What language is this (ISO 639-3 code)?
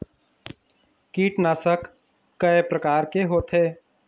hne